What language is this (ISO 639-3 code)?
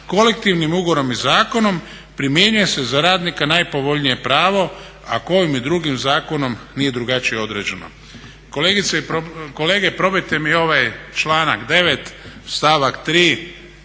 hrv